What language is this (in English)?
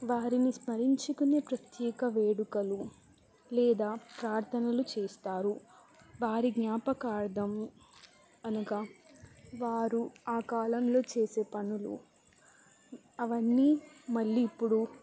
Telugu